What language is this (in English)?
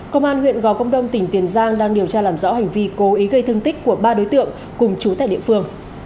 Vietnamese